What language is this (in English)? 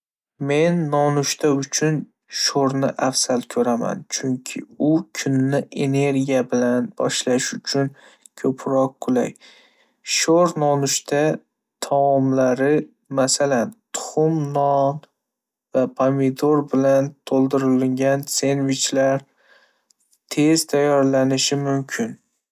Uzbek